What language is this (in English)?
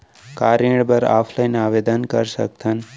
Chhattisgarhi